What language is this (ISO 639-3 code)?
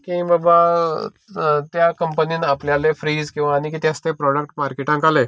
kok